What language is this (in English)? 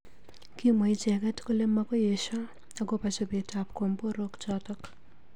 Kalenjin